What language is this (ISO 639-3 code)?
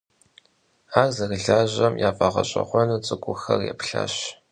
kbd